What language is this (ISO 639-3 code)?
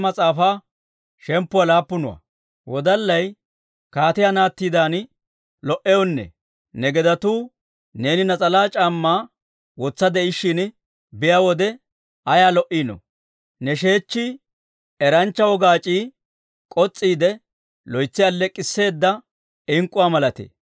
dwr